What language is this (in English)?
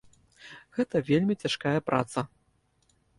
Belarusian